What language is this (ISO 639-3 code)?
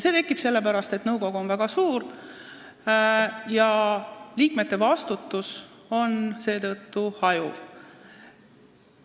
est